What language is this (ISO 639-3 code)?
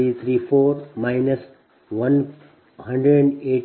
kan